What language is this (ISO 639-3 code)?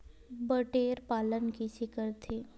hne